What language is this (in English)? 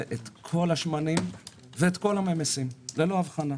Hebrew